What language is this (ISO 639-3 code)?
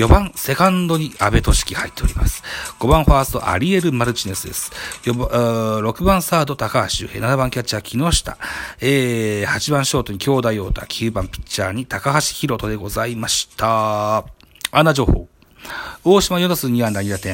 jpn